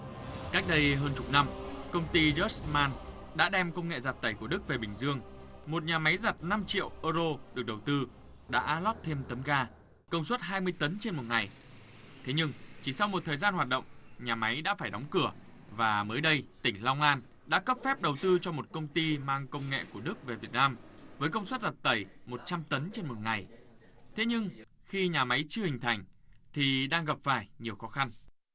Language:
Vietnamese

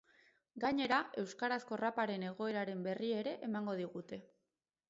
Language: Basque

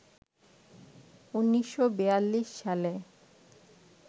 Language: Bangla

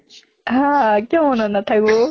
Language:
Assamese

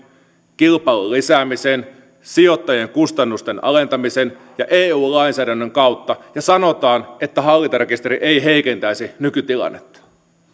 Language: Finnish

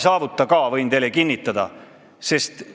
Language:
Estonian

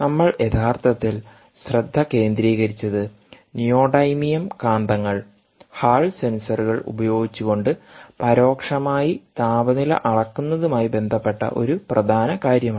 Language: Malayalam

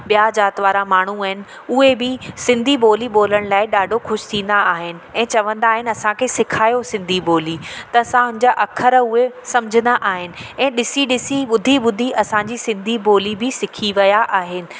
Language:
Sindhi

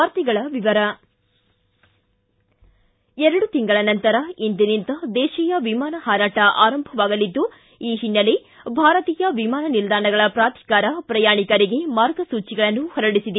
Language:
Kannada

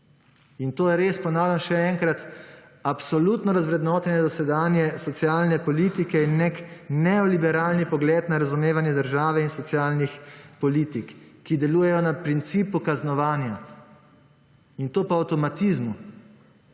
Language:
Slovenian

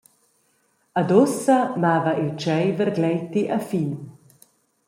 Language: Romansh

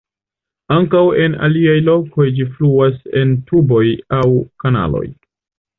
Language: Esperanto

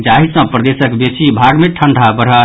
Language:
Maithili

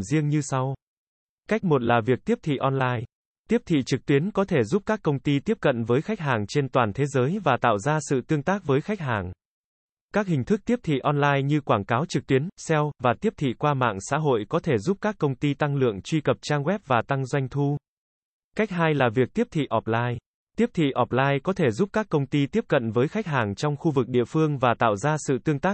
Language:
Vietnamese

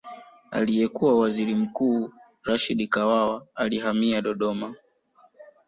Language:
Swahili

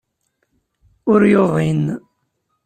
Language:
Kabyle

